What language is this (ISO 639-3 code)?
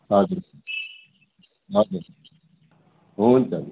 nep